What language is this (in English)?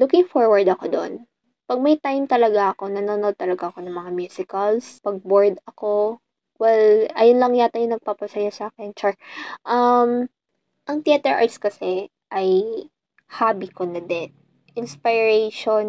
Filipino